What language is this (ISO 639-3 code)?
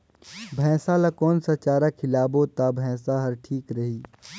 hne